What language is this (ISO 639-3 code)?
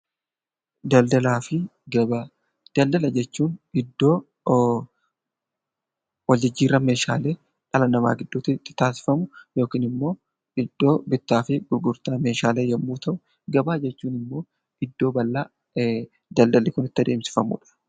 orm